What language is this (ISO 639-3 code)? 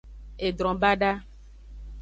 ajg